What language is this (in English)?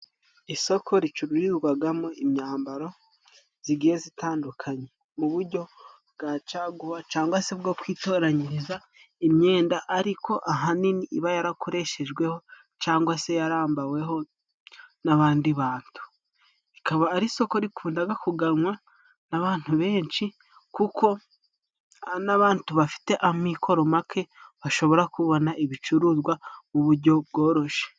Kinyarwanda